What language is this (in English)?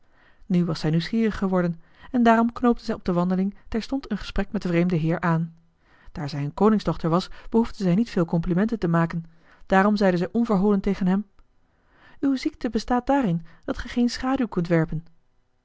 Dutch